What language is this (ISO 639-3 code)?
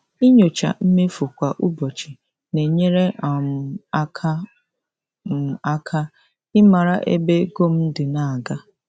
ibo